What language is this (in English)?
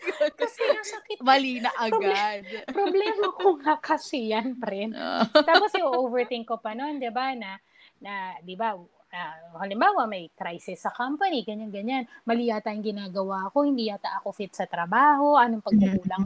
Filipino